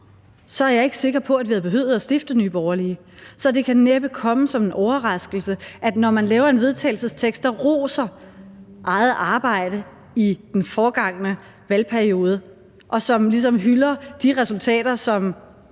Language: Danish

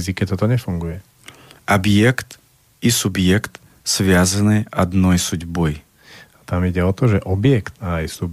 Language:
Slovak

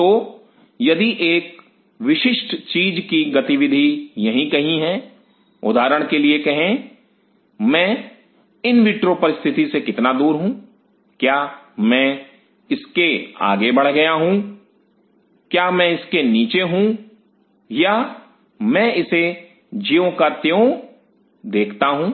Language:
Hindi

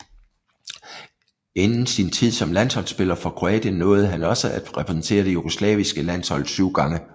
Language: Danish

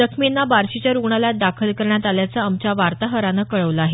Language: Marathi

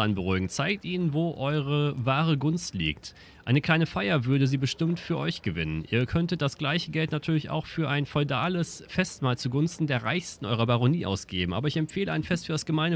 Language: German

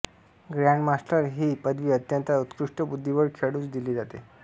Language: Marathi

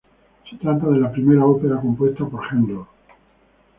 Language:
Spanish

